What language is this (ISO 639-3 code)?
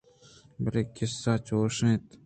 bgp